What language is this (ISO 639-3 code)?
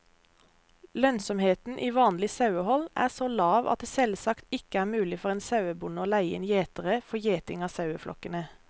nor